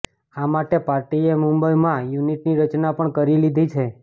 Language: Gujarati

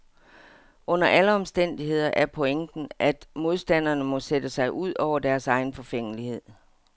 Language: Danish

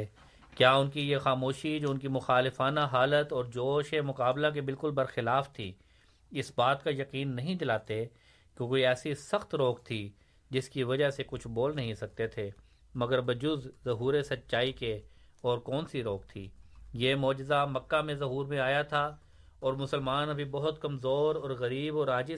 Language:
Urdu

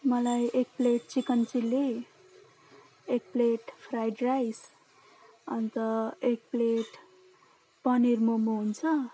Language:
Nepali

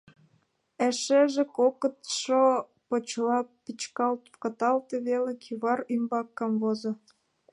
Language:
Mari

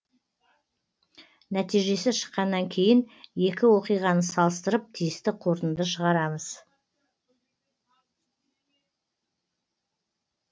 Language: Kazakh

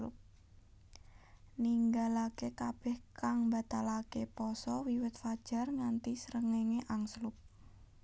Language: Javanese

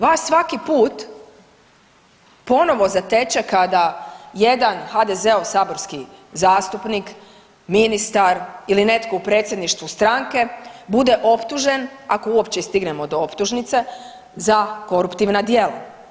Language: Croatian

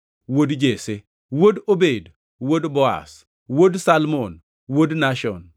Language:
Luo (Kenya and Tanzania)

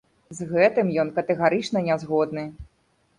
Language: Belarusian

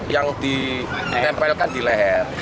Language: Indonesian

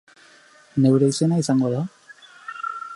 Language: Basque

